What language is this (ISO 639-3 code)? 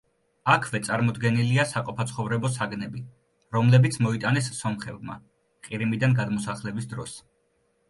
kat